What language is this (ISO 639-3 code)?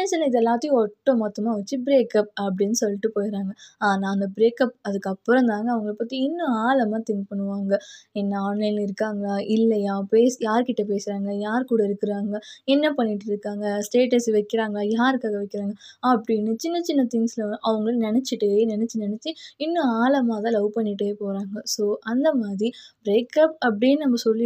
tam